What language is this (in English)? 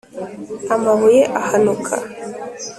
Kinyarwanda